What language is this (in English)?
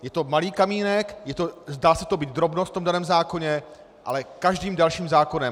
Czech